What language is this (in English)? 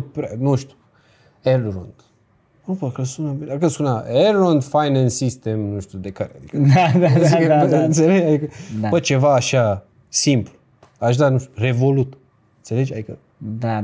Romanian